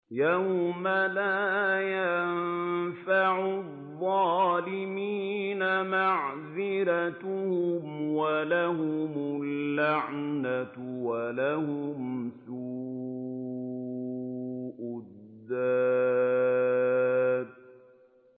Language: Arabic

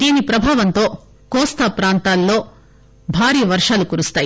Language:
Telugu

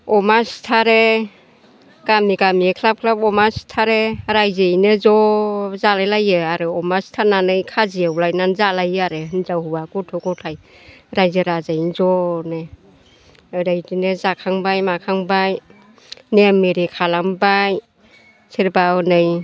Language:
Bodo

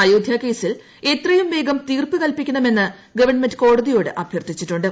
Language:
Malayalam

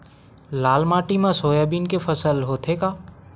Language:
Chhattisgarhi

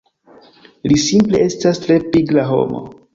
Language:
Esperanto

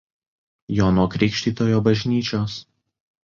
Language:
Lithuanian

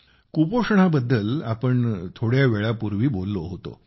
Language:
Marathi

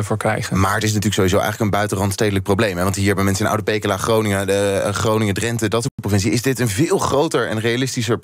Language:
Dutch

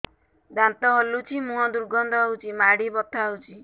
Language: Odia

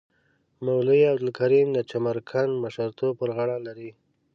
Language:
Pashto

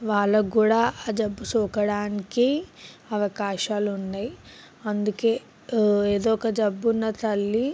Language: Telugu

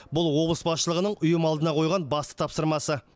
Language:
Kazakh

